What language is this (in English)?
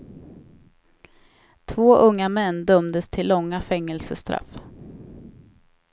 Swedish